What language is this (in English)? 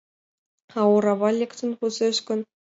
Mari